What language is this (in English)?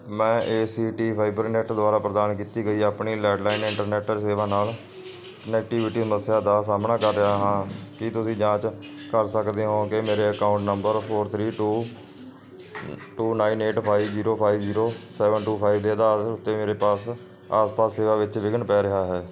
Punjabi